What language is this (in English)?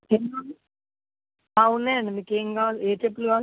Telugu